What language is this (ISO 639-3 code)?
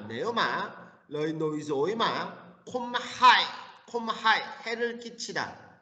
kor